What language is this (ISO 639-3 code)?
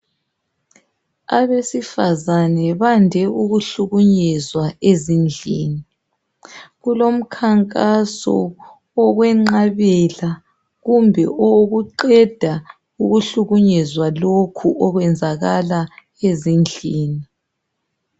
nde